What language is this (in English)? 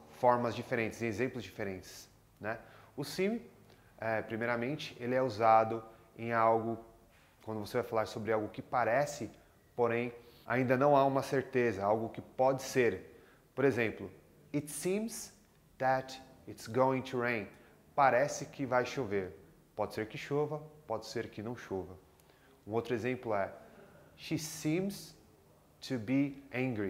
Portuguese